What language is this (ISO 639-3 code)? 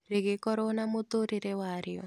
kik